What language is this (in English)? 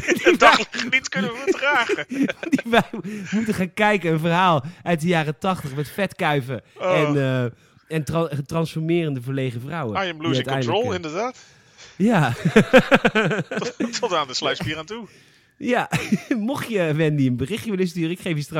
Dutch